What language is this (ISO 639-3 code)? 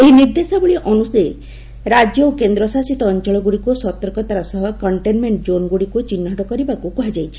ori